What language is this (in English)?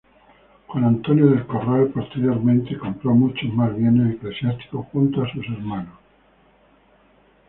Spanish